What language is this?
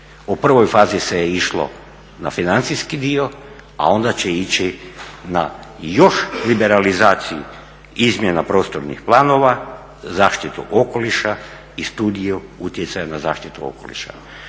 Croatian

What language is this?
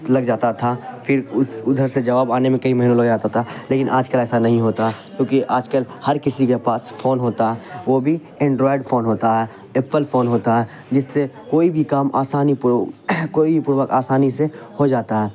Urdu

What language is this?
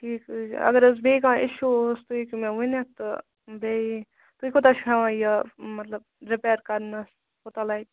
Kashmiri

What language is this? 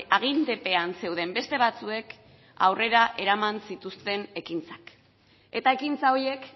Basque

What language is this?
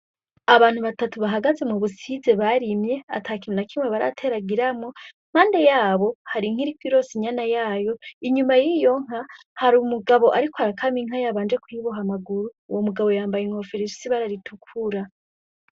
Rundi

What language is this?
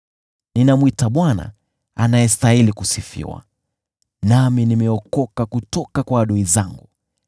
Swahili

